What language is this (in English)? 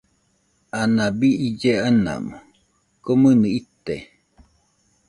Nüpode Huitoto